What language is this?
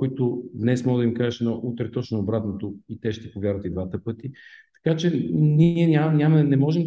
Bulgarian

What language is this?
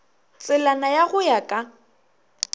Northern Sotho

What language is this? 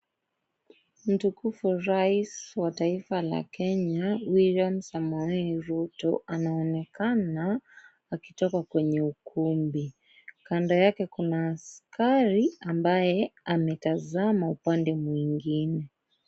Swahili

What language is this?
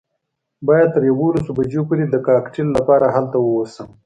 Pashto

